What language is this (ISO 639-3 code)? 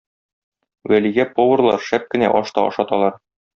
tat